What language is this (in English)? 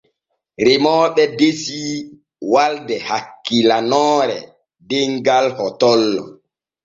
Borgu Fulfulde